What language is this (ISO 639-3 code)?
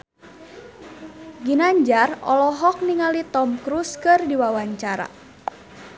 sun